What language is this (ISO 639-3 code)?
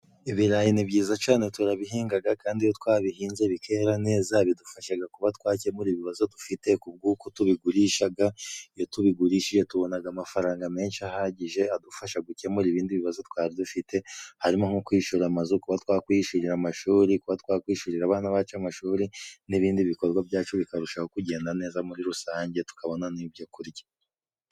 kin